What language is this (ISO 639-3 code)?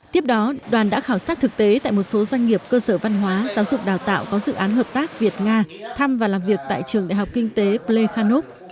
vie